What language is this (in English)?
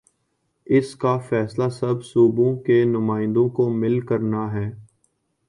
Urdu